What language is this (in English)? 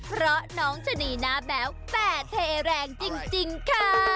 Thai